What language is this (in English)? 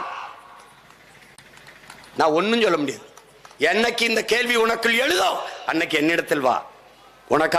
Tamil